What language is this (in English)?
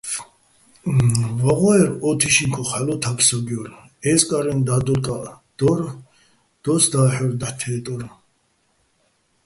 Bats